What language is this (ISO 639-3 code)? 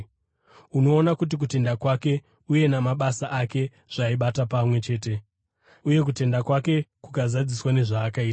sna